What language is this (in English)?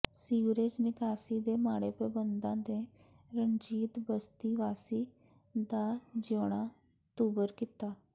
Punjabi